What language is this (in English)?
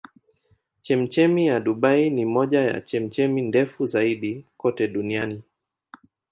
Swahili